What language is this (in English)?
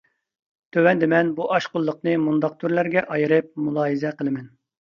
Uyghur